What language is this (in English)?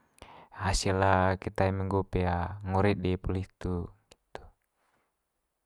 Manggarai